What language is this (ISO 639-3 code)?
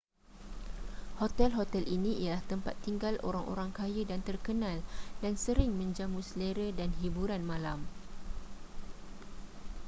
msa